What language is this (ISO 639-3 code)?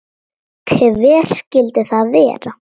isl